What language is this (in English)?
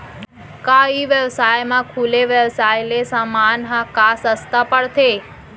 Chhattisgarhi